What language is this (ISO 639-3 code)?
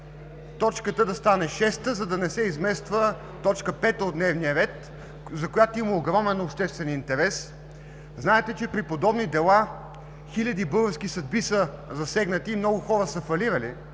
bul